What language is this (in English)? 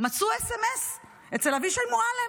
Hebrew